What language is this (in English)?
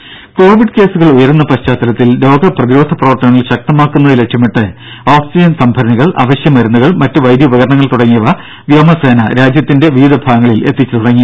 Malayalam